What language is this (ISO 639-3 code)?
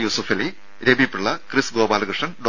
mal